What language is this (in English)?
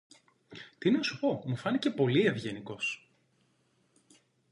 Greek